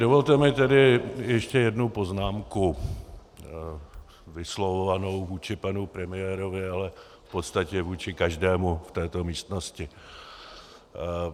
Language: Czech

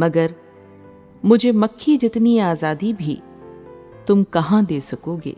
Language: Urdu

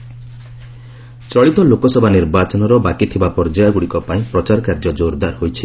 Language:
Odia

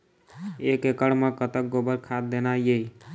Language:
Chhattisgarhi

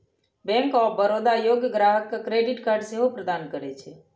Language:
Maithili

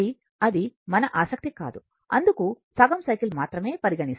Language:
Telugu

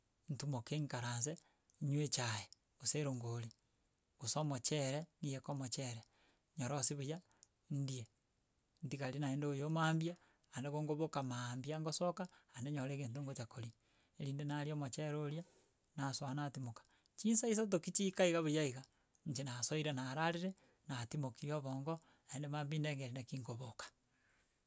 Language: Gusii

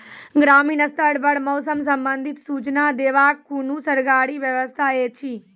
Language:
Maithili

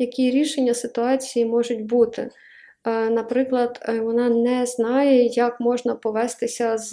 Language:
Ukrainian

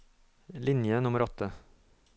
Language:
Norwegian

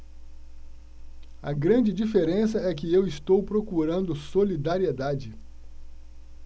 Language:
Portuguese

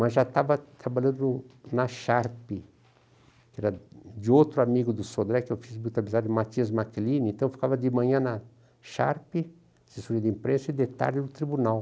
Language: Portuguese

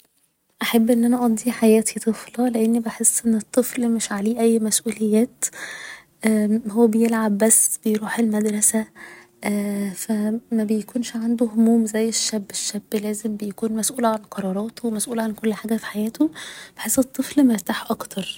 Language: Egyptian Arabic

